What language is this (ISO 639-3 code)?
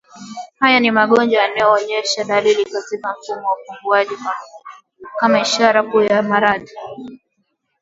swa